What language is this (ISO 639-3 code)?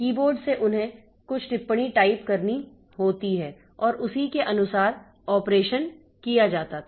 hin